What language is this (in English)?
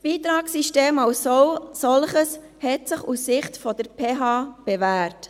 Swiss German